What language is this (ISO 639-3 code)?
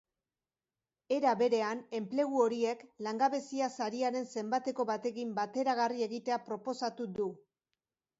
eus